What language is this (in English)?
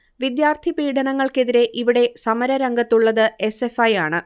Malayalam